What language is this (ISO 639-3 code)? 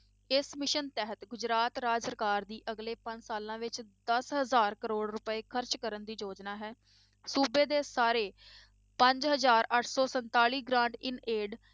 pan